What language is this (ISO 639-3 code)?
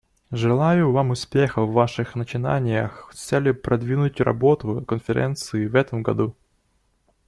rus